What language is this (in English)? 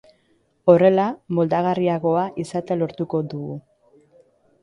Basque